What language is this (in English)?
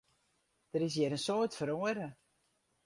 Western Frisian